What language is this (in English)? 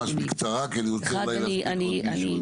Hebrew